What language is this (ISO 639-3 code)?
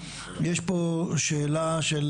heb